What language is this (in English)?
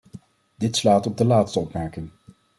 Dutch